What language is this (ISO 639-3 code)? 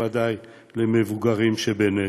heb